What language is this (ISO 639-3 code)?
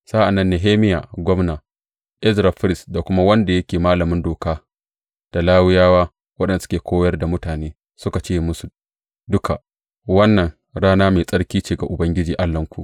hau